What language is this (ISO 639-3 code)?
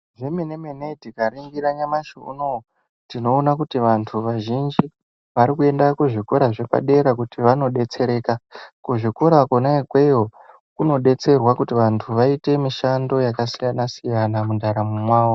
ndc